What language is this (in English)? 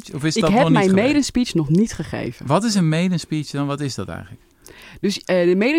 Dutch